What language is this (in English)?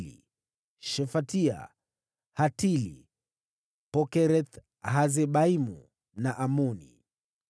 Swahili